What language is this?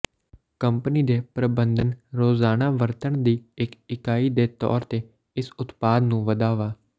Punjabi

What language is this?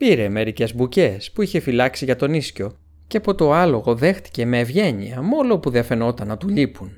Greek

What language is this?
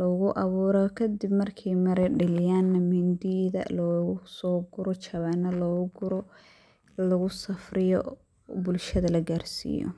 Somali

